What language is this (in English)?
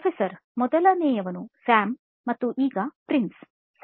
Kannada